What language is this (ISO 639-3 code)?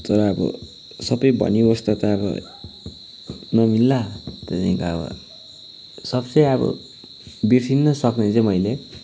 nep